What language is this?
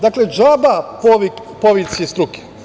Serbian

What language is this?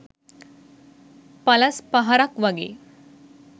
Sinhala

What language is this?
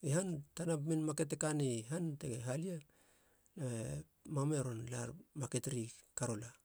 Halia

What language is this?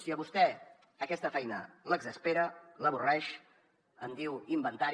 Catalan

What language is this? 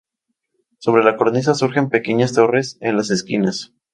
Spanish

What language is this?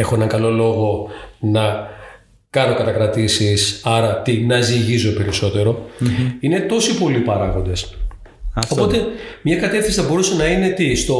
Greek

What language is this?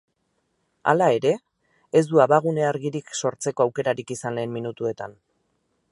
Basque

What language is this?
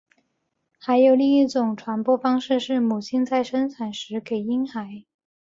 Chinese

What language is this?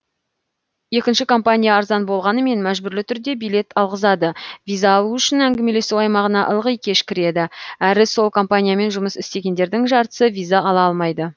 Kazakh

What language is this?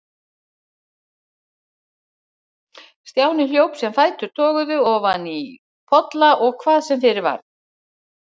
Icelandic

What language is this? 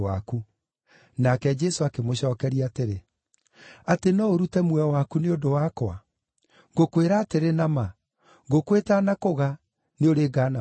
Kikuyu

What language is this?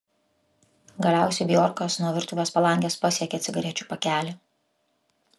Lithuanian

